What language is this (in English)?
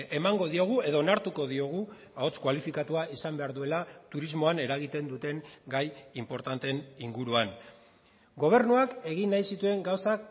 Basque